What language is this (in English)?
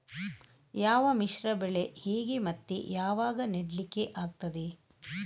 Kannada